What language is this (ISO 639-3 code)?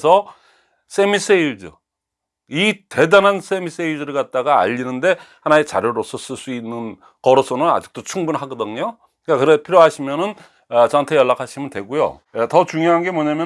kor